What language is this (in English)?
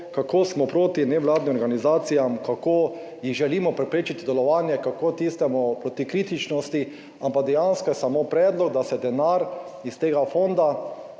Slovenian